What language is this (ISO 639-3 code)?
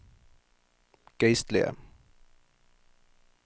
nor